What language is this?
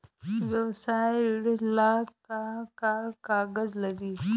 Bhojpuri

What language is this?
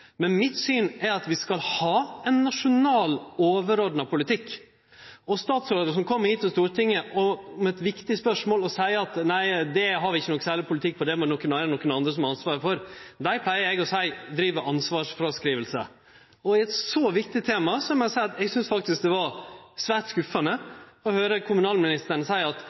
Norwegian Nynorsk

